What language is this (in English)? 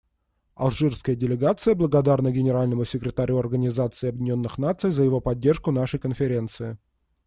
Russian